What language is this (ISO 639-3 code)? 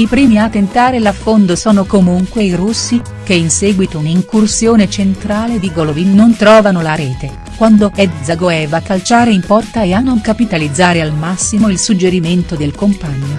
ita